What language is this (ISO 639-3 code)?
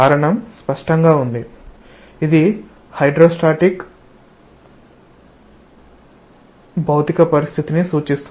tel